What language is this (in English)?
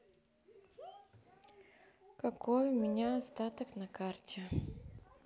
Russian